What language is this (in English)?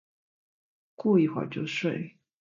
Chinese